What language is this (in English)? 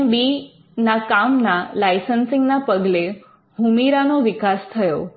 Gujarati